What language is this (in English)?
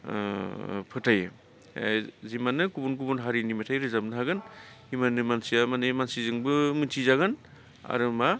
Bodo